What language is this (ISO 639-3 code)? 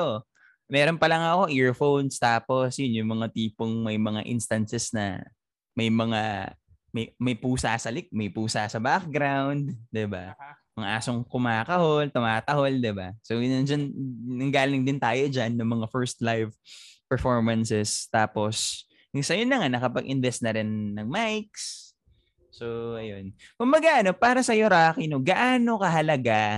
fil